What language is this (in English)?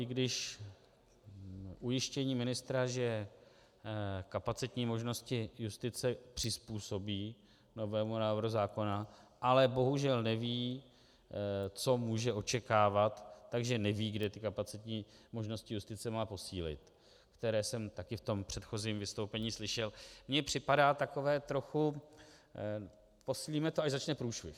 Czech